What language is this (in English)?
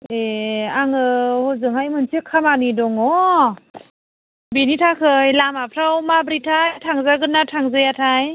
Bodo